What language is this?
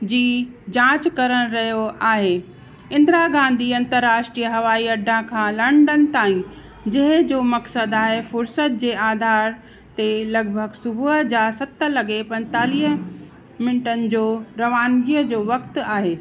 Sindhi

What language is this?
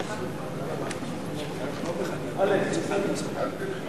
Hebrew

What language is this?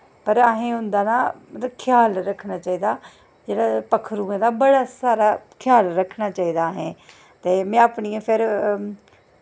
Dogri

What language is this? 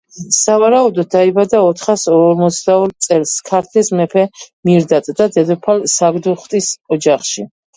Georgian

